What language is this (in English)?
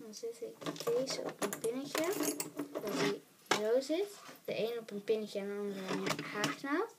Dutch